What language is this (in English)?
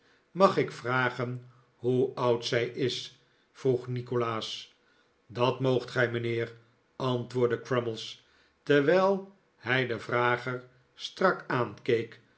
Dutch